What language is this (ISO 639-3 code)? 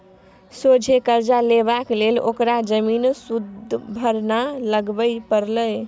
mai